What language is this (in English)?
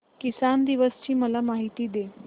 Marathi